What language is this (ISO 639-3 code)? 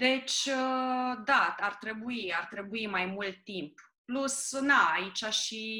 ron